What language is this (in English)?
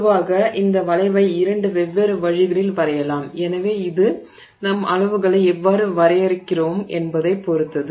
Tamil